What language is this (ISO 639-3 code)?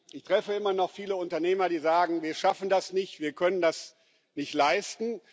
deu